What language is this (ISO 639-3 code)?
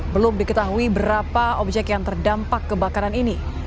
ind